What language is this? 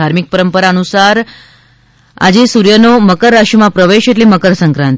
Gujarati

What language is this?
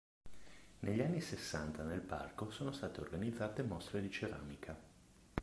Italian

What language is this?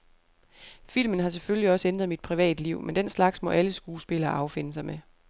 Danish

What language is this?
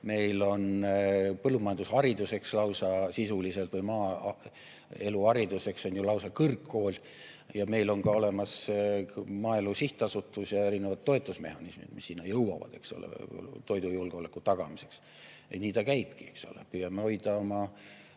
Estonian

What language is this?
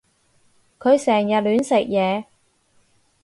Cantonese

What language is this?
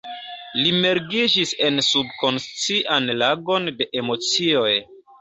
Esperanto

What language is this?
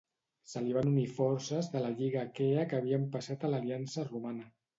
Catalan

